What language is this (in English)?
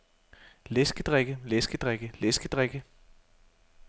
Danish